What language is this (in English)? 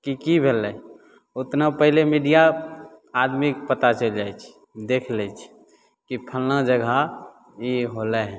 Maithili